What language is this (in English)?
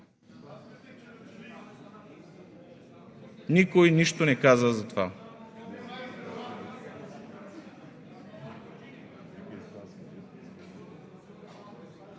Bulgarian